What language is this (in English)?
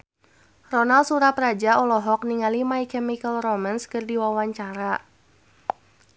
Sundanese